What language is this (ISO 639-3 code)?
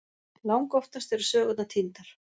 isl